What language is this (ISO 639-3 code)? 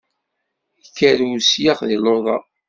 kab